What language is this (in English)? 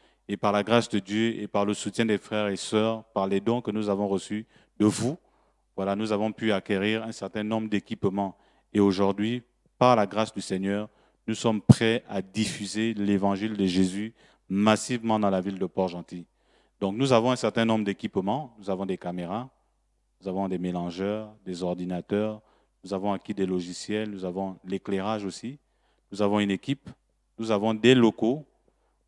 French